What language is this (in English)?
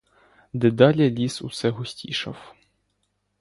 Ukrainian